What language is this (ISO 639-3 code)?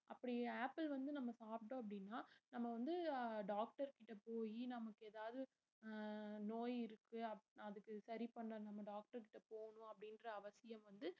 tam